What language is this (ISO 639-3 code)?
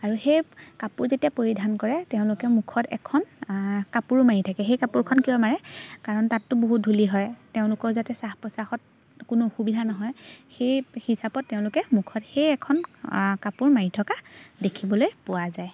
asm